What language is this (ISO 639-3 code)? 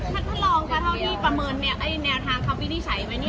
tha